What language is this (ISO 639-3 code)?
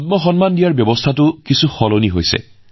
asm